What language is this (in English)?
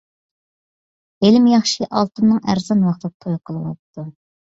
Uyghur